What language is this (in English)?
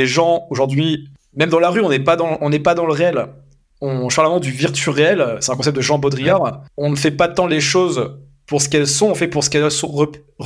French